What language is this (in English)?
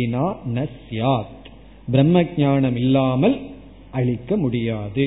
Tamil